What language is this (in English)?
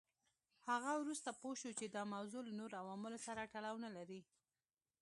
Pashto